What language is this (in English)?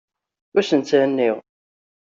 Kabyle